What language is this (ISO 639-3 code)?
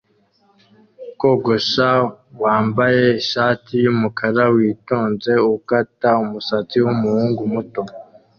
kin